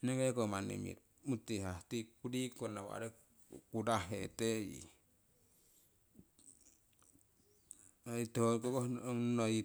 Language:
Siwai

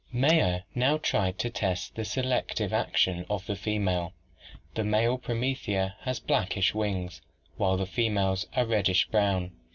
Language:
English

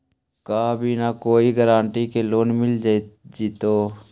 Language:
Magahi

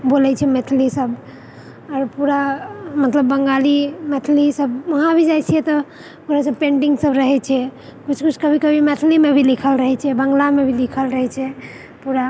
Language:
Maithili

